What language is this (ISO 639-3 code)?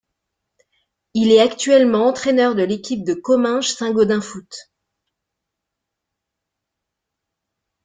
fra